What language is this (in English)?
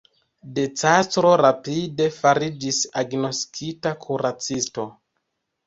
Esperanto